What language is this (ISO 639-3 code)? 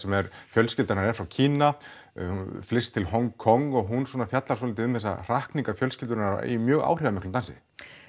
isl